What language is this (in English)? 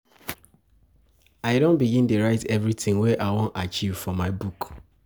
Nigerian Pidgin